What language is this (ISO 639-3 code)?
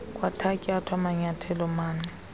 xho